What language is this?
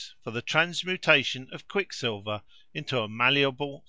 English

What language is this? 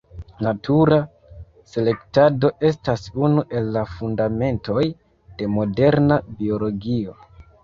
Esperanto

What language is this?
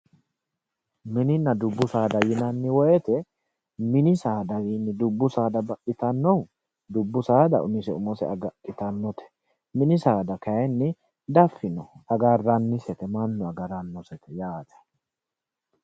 Sidamo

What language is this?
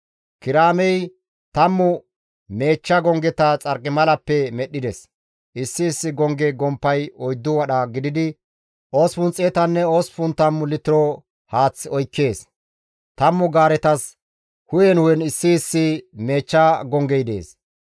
Gamo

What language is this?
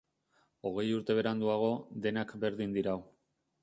Basque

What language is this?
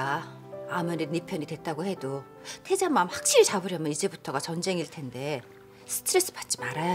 Korean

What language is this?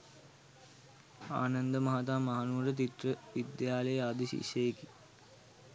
Sinhala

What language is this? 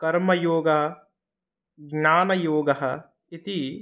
Sanskrit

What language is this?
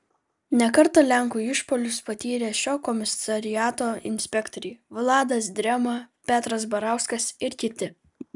Lithuanian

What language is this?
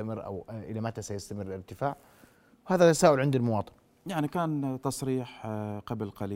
Arabic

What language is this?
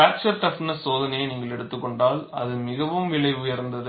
Tamil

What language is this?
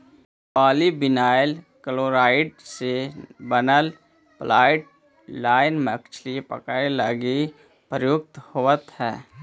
Magahi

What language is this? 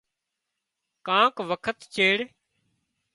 Wadiyara Koli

